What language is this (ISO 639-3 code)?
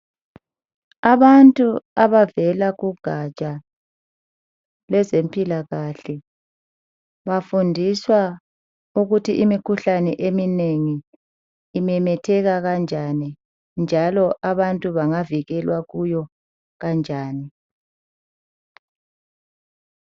nde